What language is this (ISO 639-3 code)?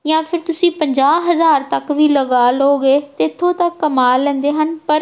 pan